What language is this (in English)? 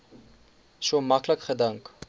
Afrikaans